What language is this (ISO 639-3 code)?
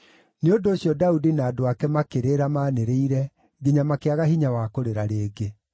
kik